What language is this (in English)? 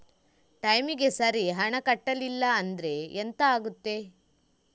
Kannada